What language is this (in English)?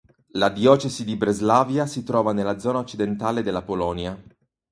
Italian